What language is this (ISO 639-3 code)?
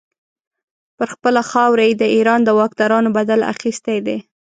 pus